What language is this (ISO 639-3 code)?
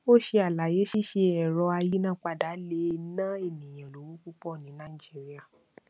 yor